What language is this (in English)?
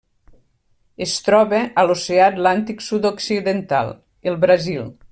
Catalan